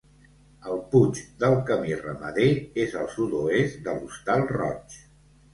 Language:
Catalan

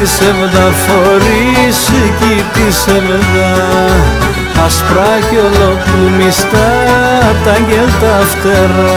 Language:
Greek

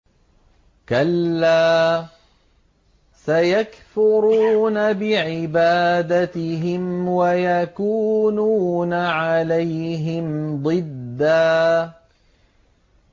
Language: Arabic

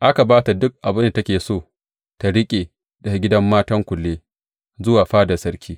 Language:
Hausa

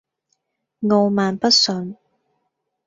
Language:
Cantonese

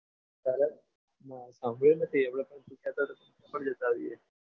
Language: Gujarati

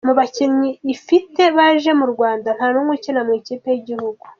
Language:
Kinyarwanda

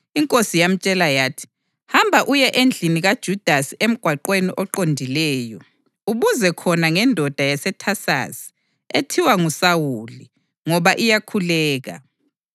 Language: North Ndebele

